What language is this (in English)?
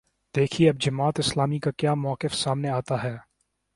Urdu